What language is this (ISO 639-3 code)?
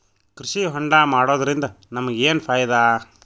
kan